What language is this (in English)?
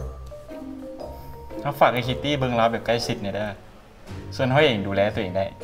Thai